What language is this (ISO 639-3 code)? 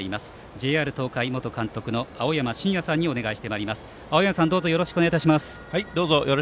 jpn